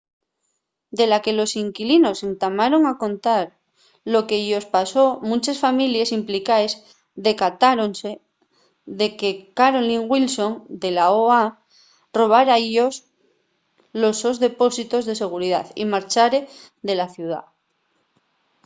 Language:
Asturian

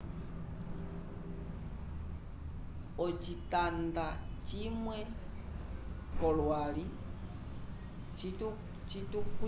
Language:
Umbundu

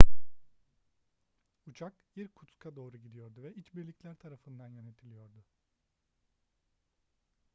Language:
Turkish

